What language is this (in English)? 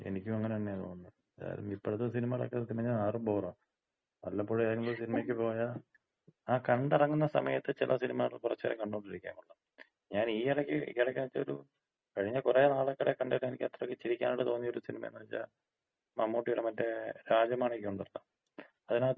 Malayalam